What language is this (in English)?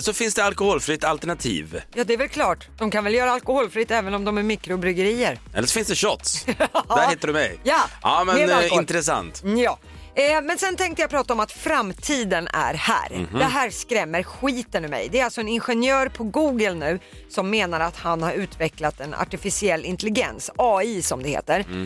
Swedish